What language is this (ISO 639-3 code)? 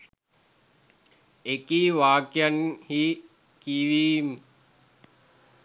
sin